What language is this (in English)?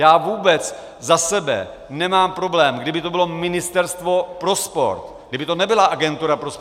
Czech